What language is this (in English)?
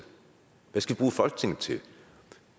Danish